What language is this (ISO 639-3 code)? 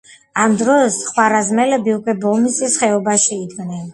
kat